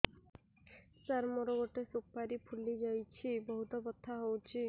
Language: Odia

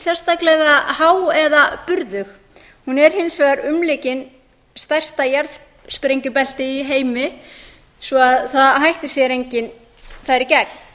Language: Icelandic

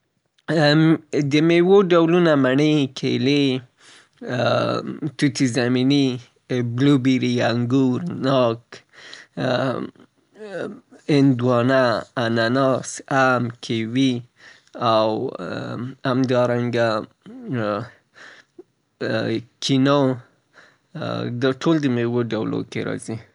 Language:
Southern Pashto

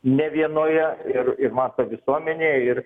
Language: Lithuanian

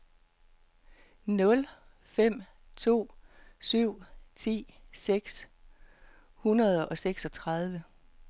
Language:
Danish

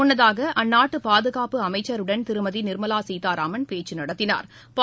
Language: Tamil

